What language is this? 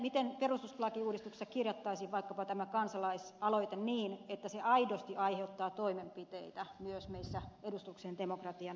Finnish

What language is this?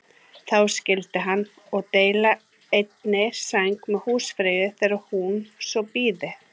Icelandic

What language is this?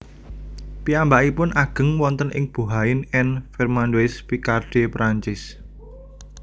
Javanese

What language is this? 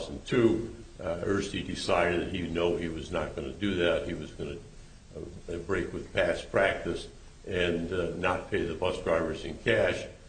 English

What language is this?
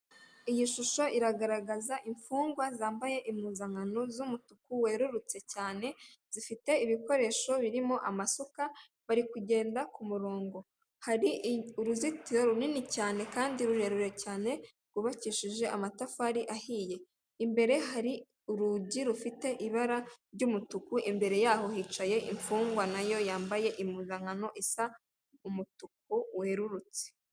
Kinyarwanda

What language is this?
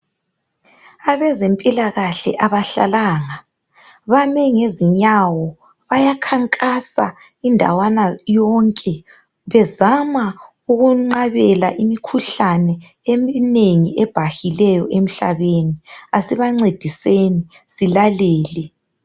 North Ndebele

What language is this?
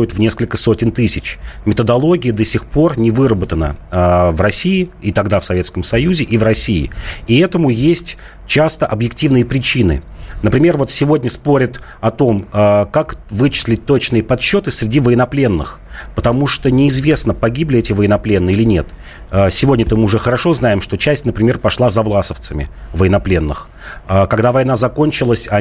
Russian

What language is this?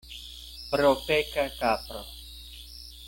Esperanto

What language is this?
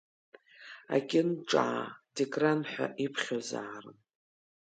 Abkhazian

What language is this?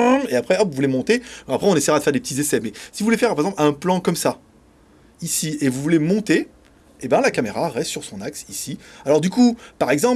French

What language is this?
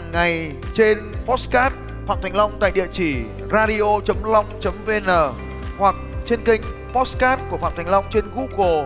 Vietnamese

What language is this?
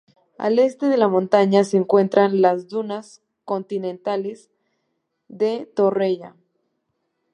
Spanish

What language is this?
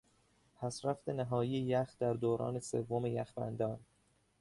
Persian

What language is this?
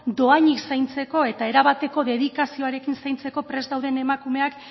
Basque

